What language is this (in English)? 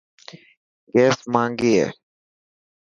Dhatki